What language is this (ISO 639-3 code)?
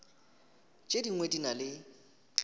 nso